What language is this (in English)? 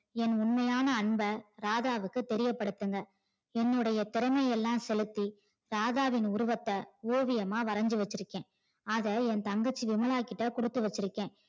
Tamil